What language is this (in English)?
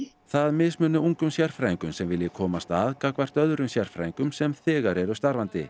Icelandic